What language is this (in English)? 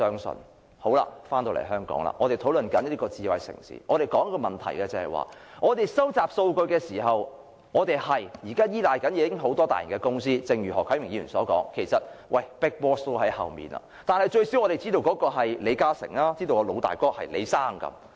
Cantonese